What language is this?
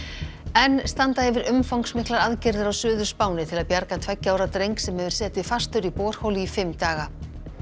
Icelandic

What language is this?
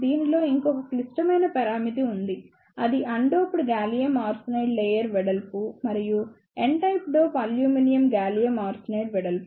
Telugu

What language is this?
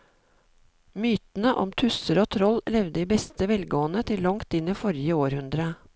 Norwegian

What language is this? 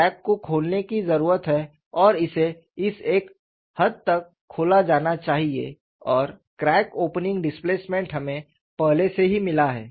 Hindi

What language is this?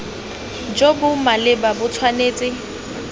Tswana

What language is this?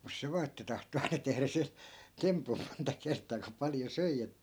Finnish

